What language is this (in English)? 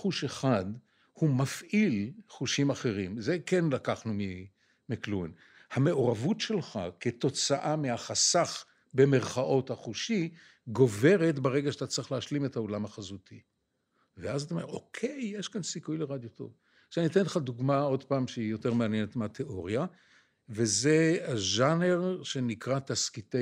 Hebrew